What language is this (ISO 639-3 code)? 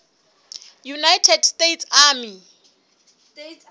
sot